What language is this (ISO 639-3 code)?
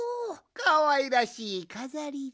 jpn